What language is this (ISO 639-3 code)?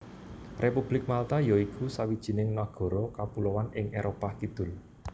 jav